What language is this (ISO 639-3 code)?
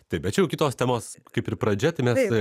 lit